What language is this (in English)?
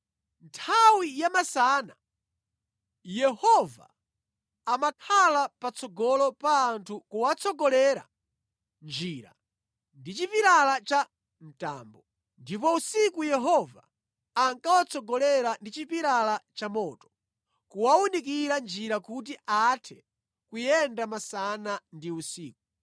Nyanja